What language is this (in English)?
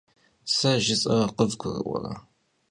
Kabardian